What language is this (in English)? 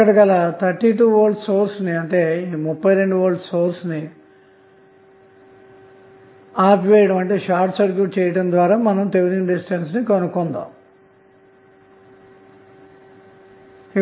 Telugu